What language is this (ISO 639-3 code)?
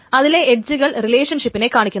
mal